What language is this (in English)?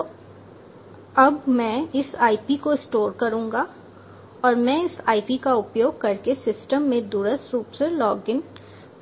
Hindi